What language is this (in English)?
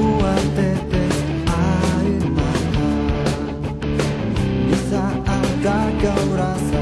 Indonesian